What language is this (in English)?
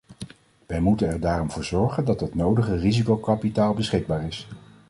Dutch